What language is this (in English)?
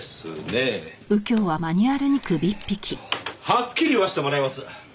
Japanese